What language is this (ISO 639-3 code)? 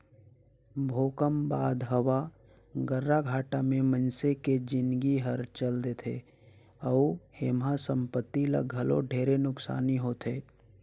hne